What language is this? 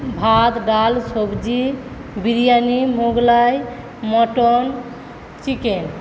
Bangla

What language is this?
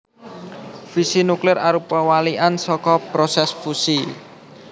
Javanese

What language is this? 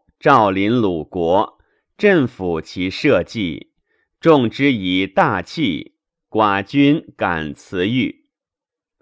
Chinese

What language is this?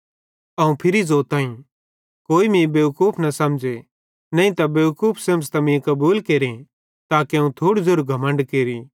Bhadrawahi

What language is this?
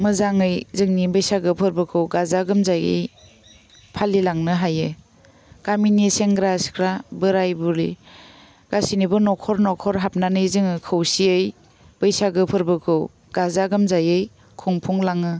Bodo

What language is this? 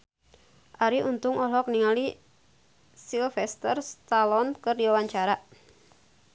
Sundanese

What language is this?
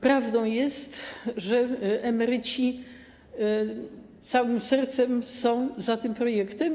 Polish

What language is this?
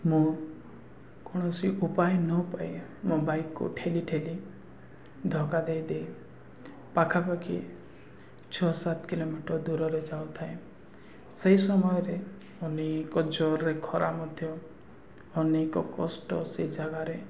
Odia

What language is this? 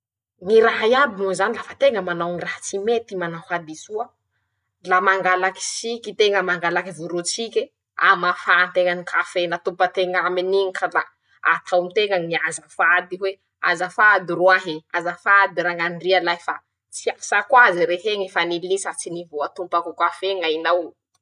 Masikoro Malagasy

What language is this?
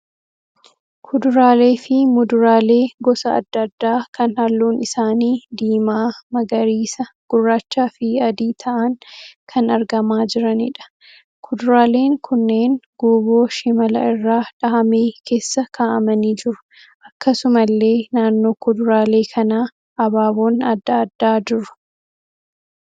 Oromo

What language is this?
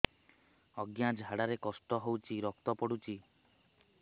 Odia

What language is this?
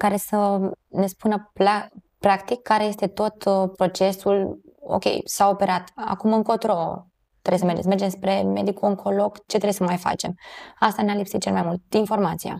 Romanian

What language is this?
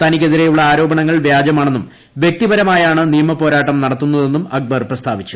Malayalam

